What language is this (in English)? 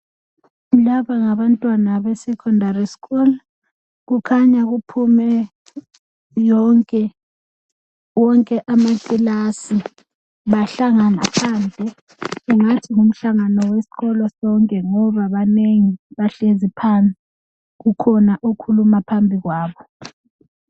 North Ndebele